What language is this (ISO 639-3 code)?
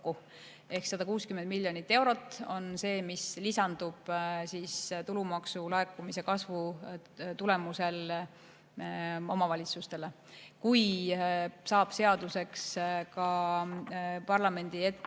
est